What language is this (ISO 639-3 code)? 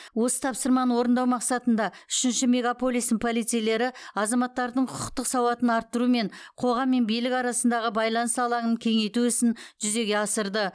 kaz